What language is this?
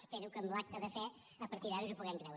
Catalan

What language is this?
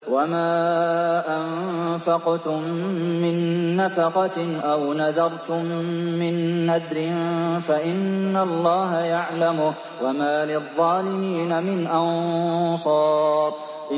Arabic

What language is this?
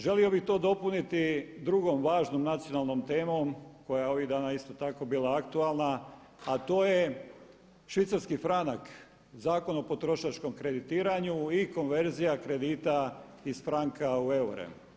Croatian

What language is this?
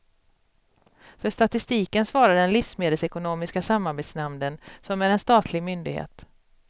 Swedish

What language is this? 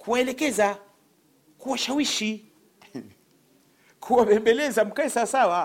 Swahili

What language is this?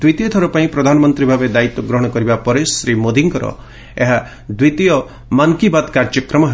Odia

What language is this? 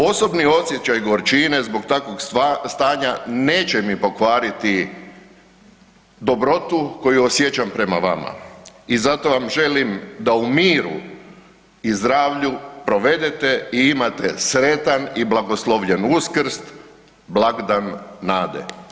Croatian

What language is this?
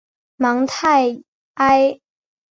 Chinese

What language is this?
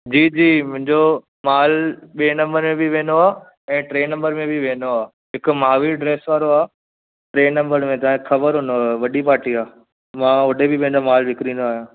Sindhi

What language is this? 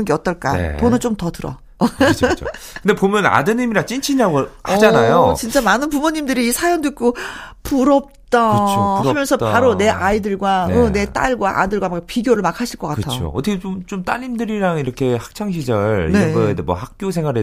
Korean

